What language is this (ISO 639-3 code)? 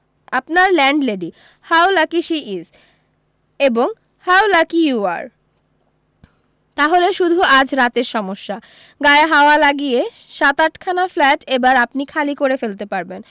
ben